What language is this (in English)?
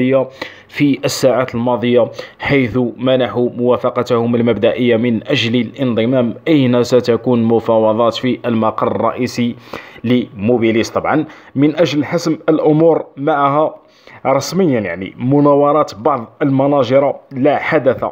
Arabic